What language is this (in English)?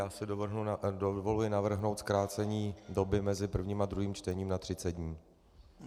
Czech